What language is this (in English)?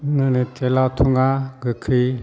Bodo